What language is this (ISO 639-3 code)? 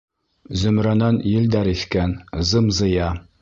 bak